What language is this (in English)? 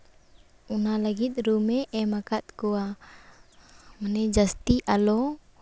Santali